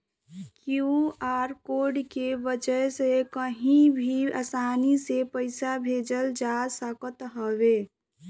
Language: Bhojpuri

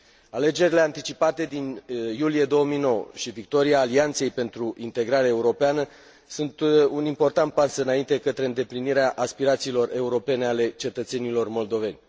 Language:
Romanian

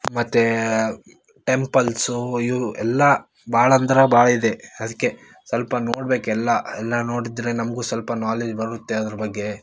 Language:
Kannada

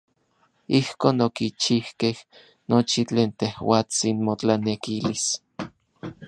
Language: Orizaba Nahuatl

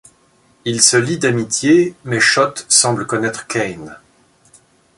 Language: French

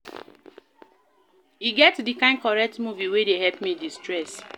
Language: Nigerian Pidgin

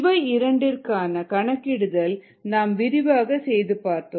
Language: Tamil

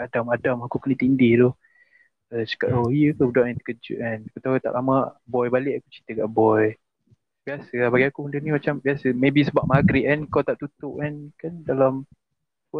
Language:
Malay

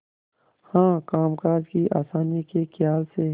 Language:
Hindi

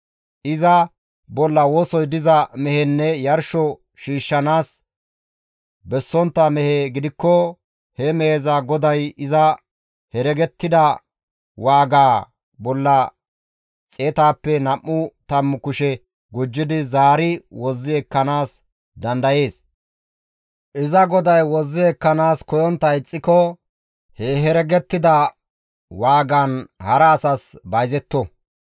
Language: Gamo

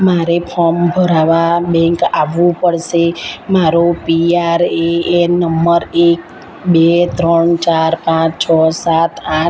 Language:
Gujarati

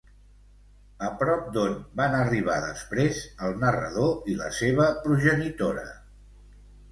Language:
Catalan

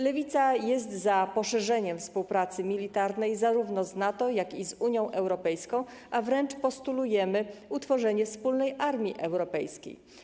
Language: Polish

